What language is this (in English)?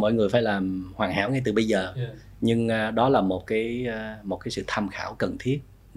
Vietnamese